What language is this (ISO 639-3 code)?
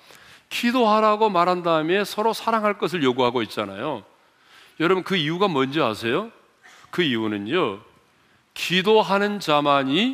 kor